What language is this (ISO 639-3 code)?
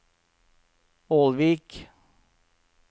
nor